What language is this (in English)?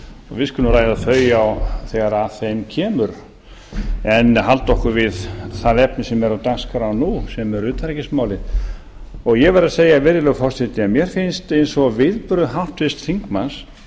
Icelandic